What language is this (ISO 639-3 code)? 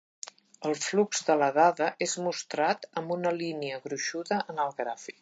cat